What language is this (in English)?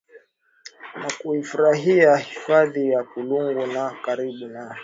Swahili